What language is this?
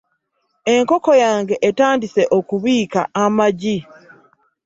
Ganda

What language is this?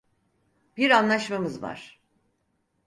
Turkish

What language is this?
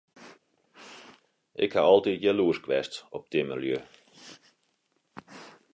Western Frisian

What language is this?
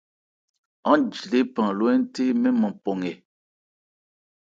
Ebrié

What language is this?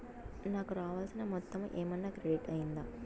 Telugu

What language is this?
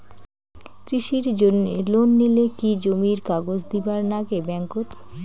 Bangla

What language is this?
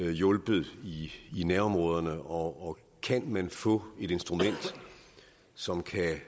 Danish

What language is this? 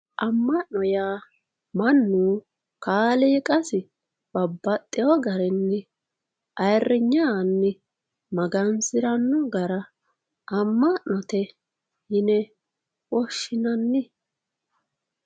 Sidamo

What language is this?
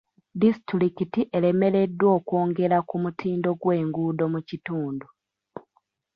Ganda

